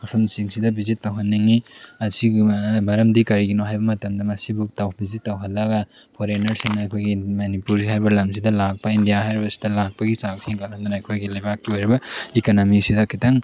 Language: Manipuri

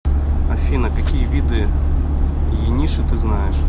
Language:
Russian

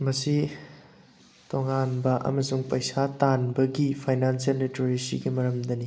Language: Manipuri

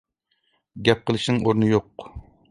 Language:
Uyghur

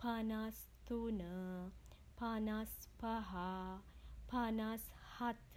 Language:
Sinhala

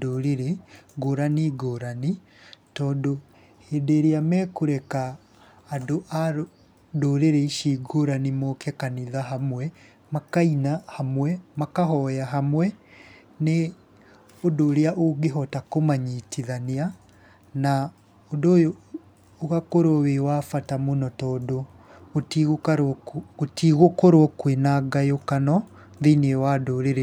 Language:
Kikuyu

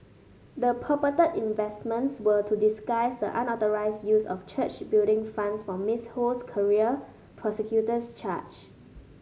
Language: English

